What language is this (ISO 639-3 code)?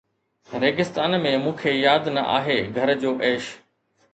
snd